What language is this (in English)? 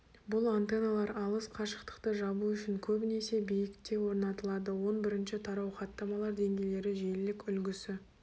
Kazakh